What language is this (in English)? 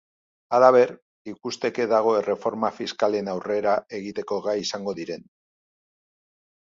Basque